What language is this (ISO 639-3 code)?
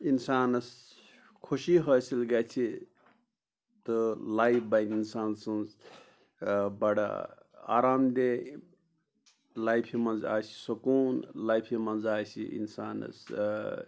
kas